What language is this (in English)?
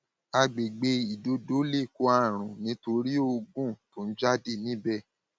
Yoruba